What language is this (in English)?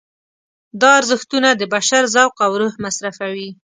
Pashto